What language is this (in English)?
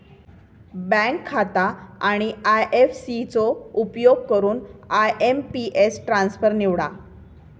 Marathi